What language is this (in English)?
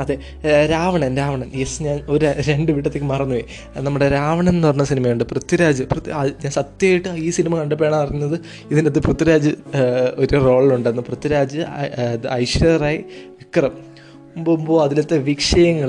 Malayalam